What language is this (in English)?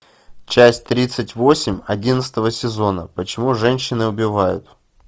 Russian